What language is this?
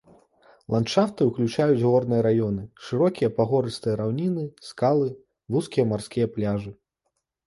Belarusian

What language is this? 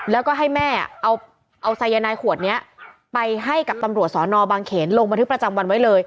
Thai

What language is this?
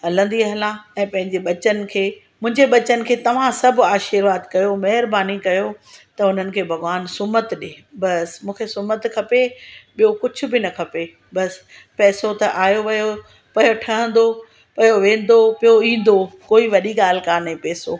Sindhi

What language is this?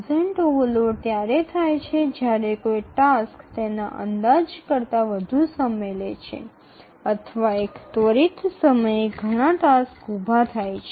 Bangla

